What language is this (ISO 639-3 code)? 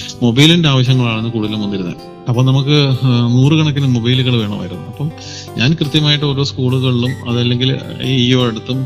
mal